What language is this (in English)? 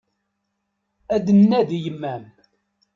Kabyle